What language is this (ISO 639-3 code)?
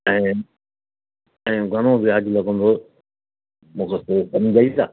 snd